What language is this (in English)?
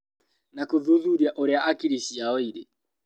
Kikuyu